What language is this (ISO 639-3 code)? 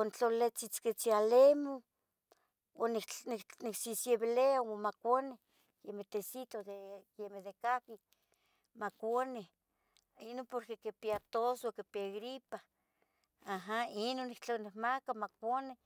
nhg